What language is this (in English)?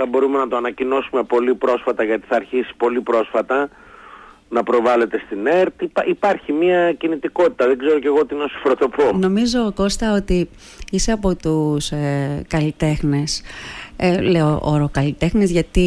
Greek